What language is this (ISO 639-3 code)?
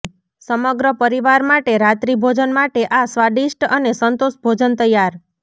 guj